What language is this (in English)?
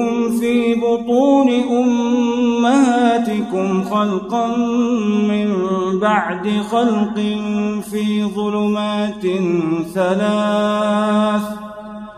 Arabic